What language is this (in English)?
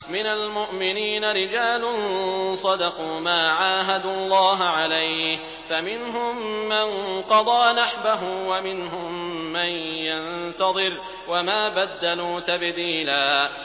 Arabic